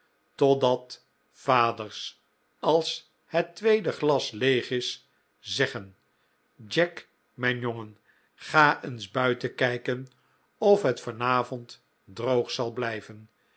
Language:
Dutch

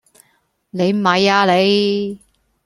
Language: Cantonese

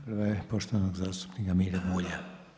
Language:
Croatian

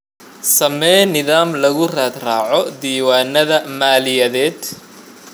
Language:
Somali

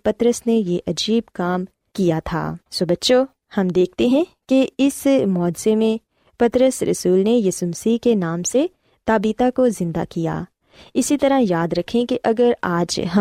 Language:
Urdu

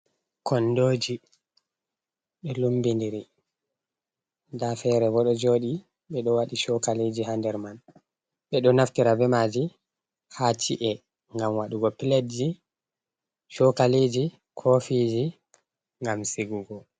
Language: Fula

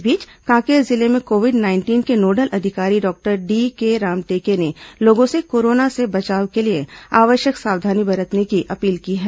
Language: Hindi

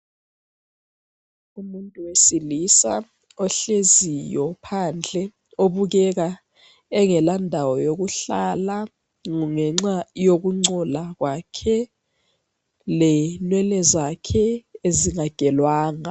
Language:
North Ndebele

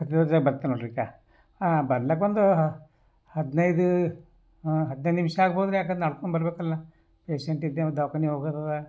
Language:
Kannada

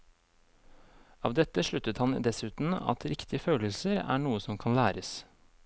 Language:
Norwegian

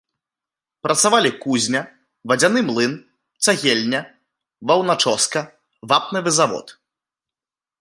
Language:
Belarusian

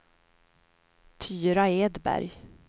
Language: Swedish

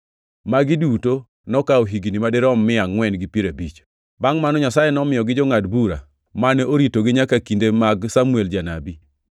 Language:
Luo (Kenya and Tanzania)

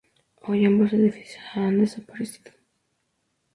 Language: Spanish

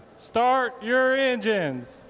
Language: English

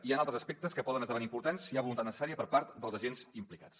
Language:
Catalan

